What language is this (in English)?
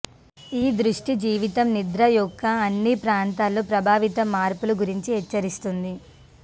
Telugu